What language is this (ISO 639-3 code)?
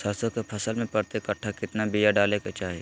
mag